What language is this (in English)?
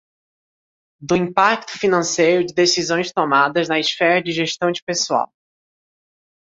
Portuguese